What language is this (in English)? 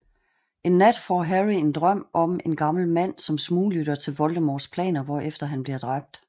Danish